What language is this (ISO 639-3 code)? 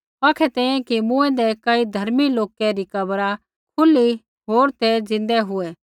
kfx